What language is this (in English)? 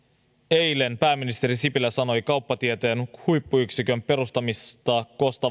Finnish